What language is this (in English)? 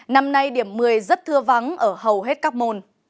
Vietnamese